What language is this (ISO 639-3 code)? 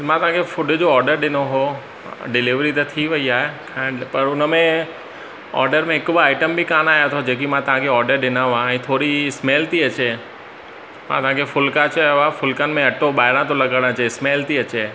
snd